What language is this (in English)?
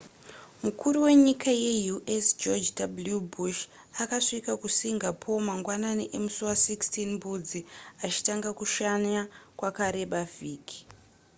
Shona